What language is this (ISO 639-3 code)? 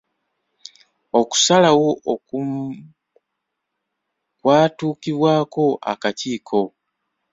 lug